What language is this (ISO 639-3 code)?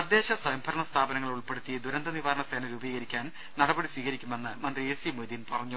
mal